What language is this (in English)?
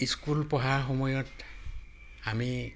Assamese